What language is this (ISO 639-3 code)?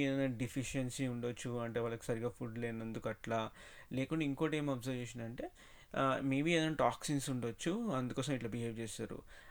tel